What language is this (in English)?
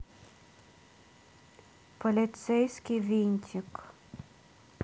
Russian